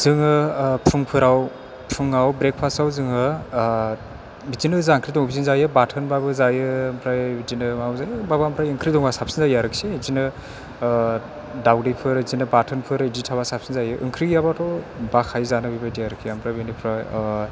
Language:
Bodo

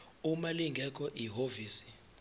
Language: Zulu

